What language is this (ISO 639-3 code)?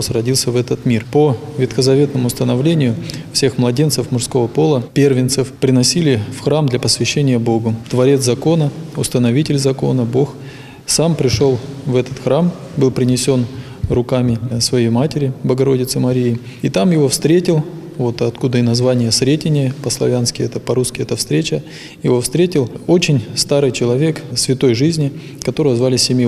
rus